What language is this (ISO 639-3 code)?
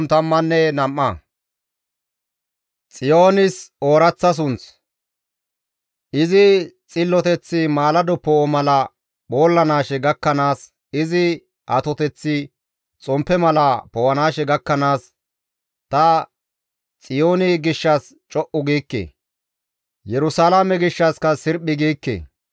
gmv